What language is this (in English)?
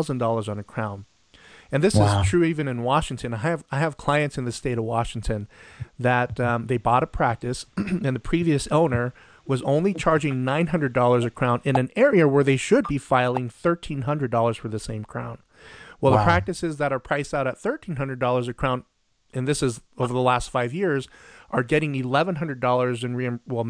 English